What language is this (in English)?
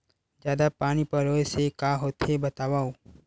Chhattisgarhi